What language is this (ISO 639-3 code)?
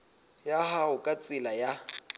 sot